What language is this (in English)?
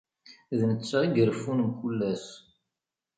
Kabyle